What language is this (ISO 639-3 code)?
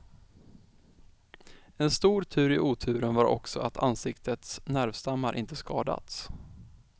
swe